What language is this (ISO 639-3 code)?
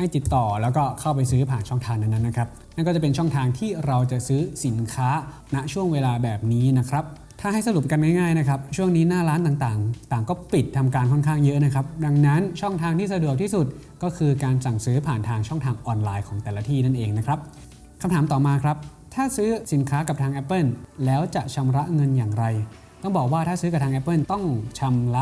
tha